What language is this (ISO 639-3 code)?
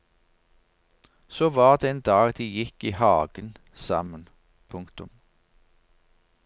nor